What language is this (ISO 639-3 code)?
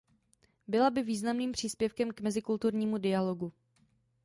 ces